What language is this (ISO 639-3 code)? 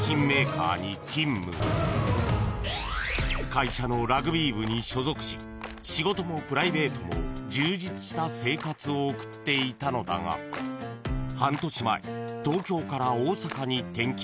jpn